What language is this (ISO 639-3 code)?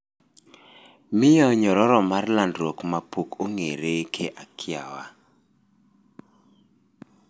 luo